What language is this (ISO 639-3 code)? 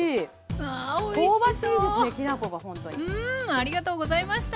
jpn